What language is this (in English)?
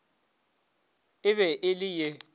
Northern Sotho